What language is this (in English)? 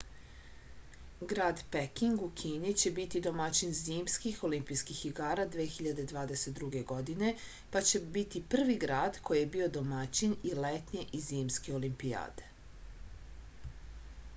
Serbian